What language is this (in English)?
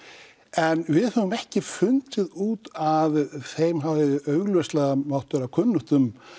Icelandic